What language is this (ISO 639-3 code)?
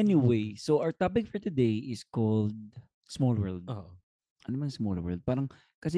fil